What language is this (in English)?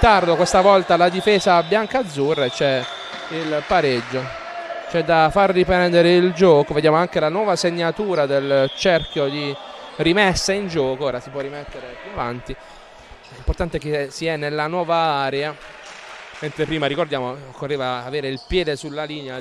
Italian